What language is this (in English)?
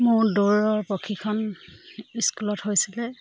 Assamese